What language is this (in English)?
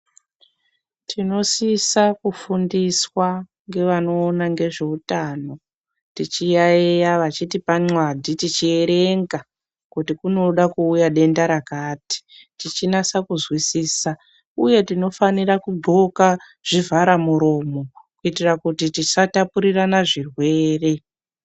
Ndau